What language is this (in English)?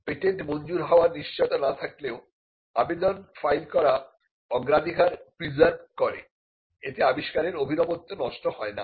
Bangla